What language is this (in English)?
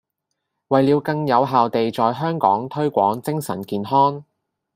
Cantonese